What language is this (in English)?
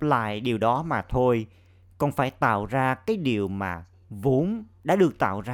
Vietnamese